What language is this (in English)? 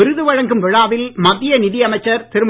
Tamil